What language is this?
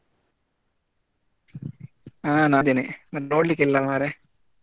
Kannada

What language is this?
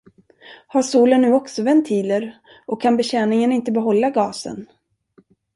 Swedish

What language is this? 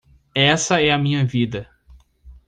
Portuguese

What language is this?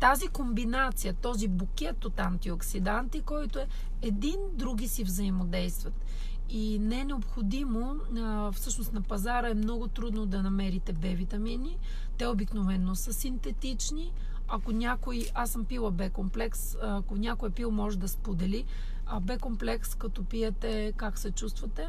Bulgarian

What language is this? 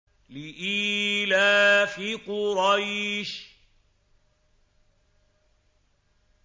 Arabic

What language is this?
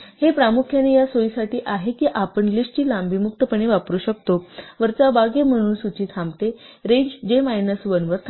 Marathi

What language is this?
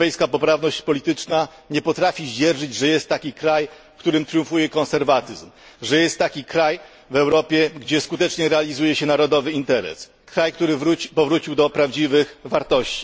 Polish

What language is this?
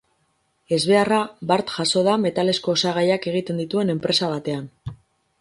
Basque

